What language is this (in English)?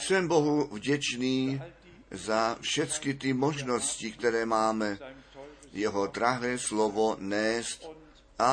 Czech